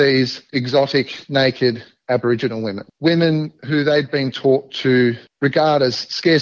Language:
Indonesian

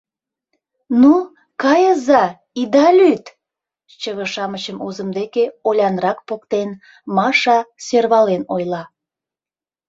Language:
Mari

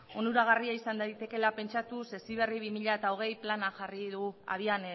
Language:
Basque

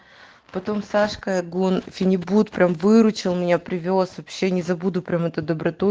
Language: Russian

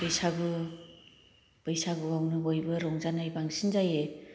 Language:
Bodo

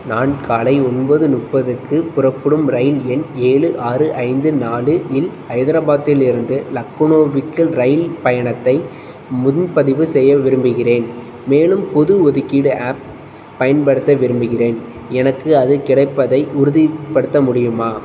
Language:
Tamil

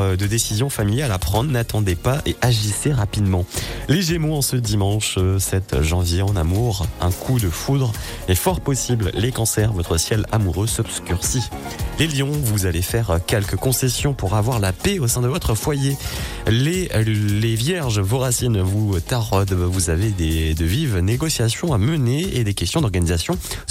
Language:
French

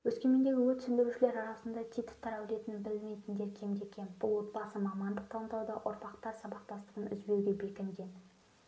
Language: Kazakh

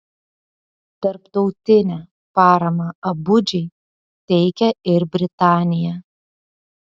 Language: Lithuanian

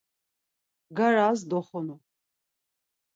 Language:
Laz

